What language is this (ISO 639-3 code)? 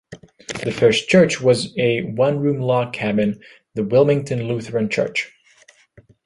eng